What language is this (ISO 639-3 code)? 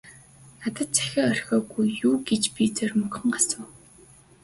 mon